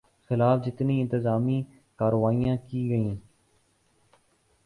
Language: Urdu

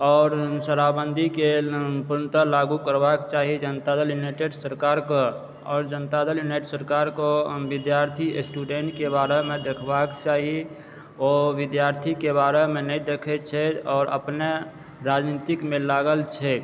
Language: Maithili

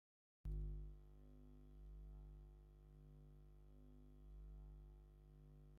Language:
Tigrinya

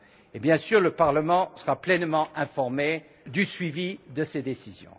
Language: French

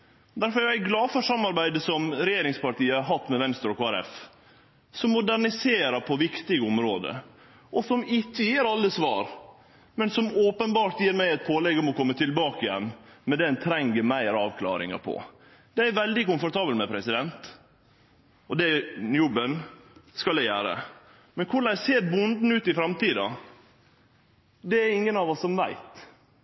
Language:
Norwegian Nynorsk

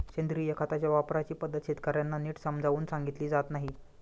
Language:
Marathi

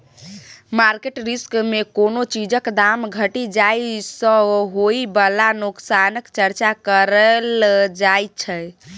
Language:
Maithili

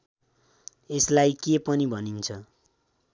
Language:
Nepali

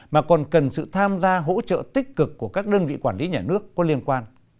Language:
Vietnamese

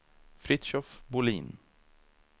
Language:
Swedish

